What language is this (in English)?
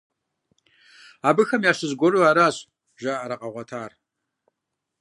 Kabardian